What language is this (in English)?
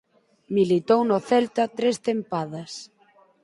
Galician